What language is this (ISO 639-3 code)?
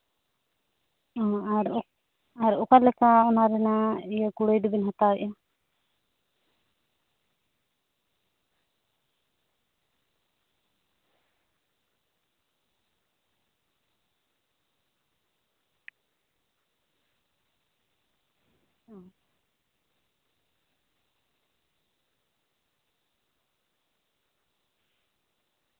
sat